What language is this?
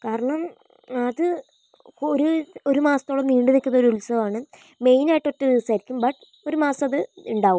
Malayalam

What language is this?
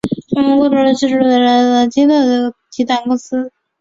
Chinese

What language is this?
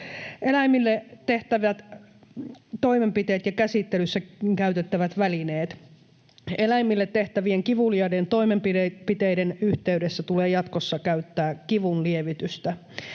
Finnish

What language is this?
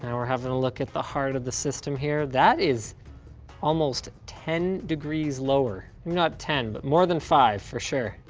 English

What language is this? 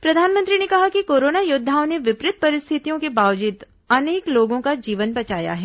Hindi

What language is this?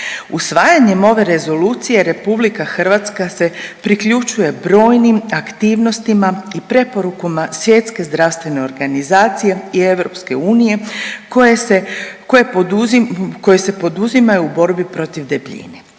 Croatian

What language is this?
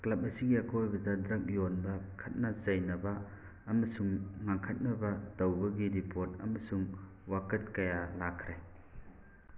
Manipuri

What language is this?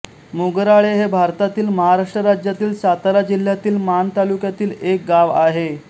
Marathi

